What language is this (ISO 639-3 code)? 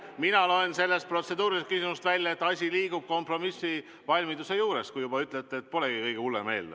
est